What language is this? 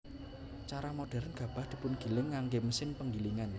Javanese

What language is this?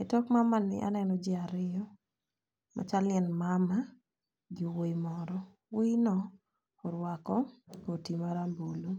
Luo (Kenya and Tanzania)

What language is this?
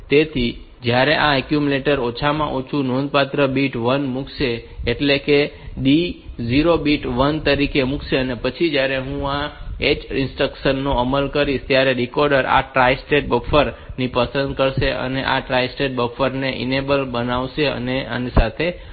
Gujarati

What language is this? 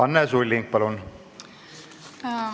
Estonian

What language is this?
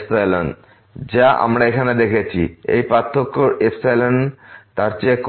Bangla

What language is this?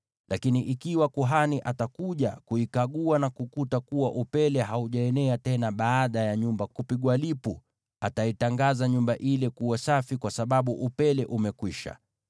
Swahili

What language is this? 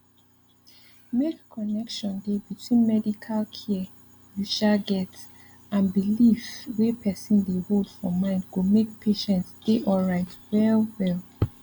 Nigerian Pidgin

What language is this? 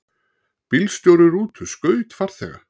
Icelandic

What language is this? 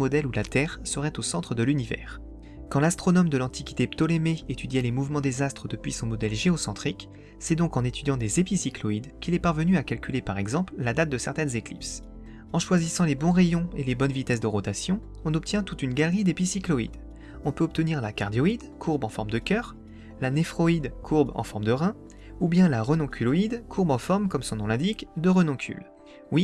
French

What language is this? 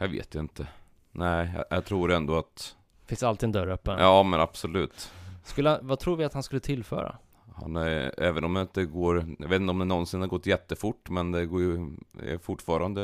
Swedish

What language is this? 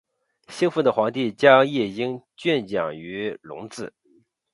Chinese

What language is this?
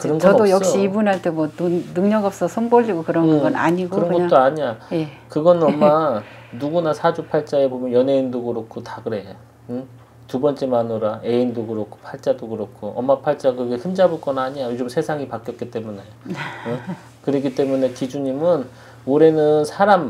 Korean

